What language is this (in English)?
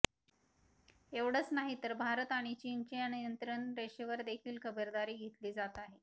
Marathi